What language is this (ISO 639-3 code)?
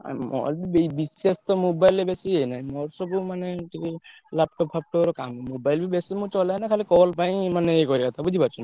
ori